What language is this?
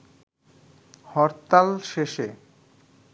Bangla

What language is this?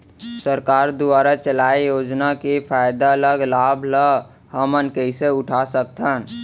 Chhattisgarhi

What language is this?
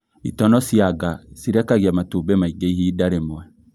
Kikuyu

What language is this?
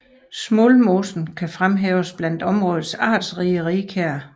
Danish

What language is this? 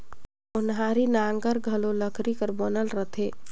Chhattisgarhi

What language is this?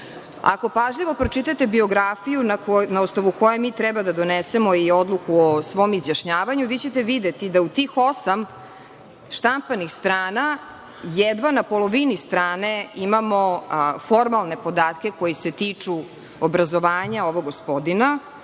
Serbian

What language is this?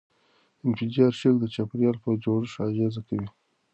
Pashto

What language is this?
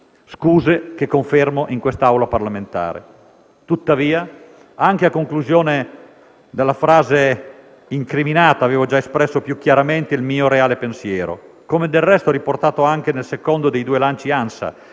Italian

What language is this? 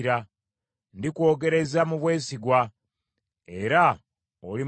Ganda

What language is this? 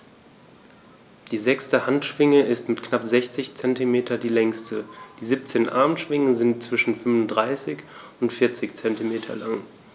German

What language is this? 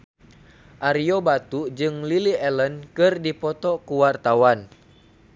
Sundanese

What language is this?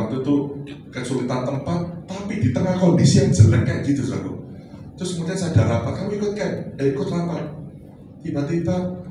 Indonesian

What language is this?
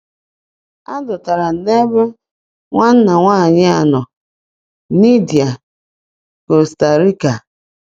Igbo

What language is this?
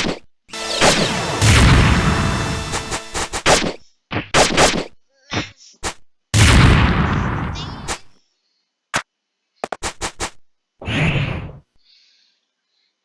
English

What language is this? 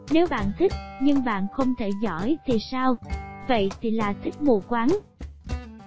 Vietnamese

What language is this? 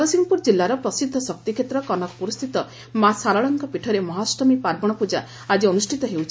Odia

